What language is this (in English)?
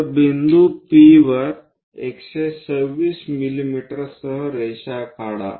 Marathi